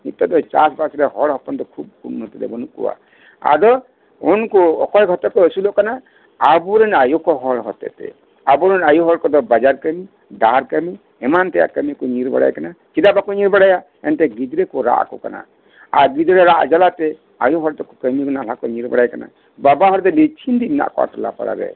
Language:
Santali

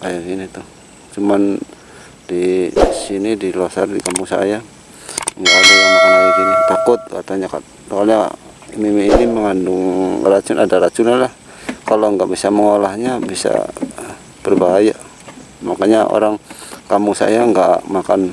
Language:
Indonesian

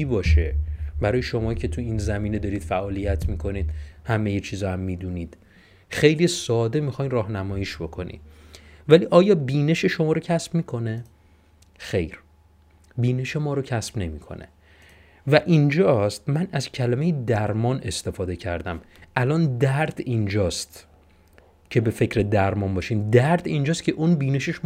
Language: Persian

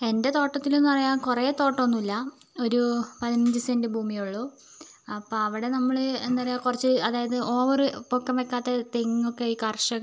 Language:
Malayalam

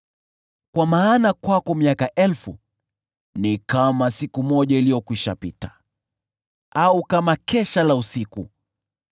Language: Swahili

